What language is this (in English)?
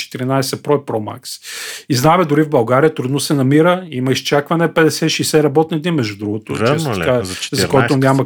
Bulgarian